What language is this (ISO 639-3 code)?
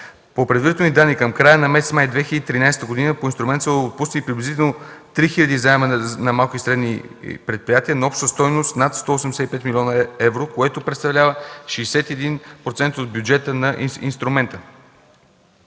bul